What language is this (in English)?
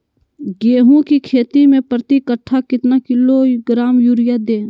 Magahi